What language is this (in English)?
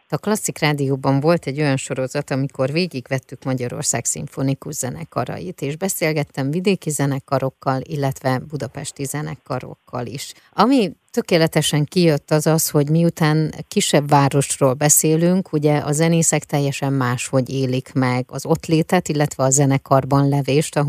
Hungarian